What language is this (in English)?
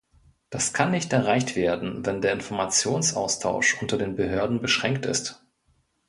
German